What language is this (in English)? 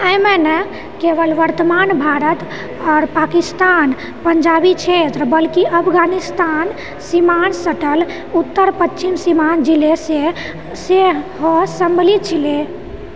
Maithili